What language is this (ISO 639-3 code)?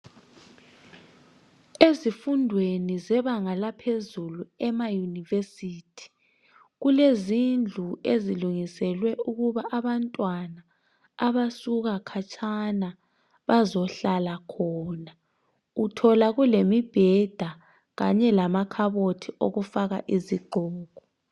nde